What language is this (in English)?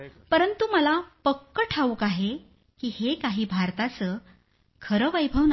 Marathi